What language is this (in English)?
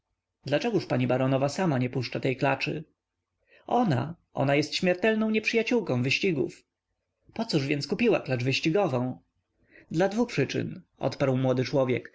Polish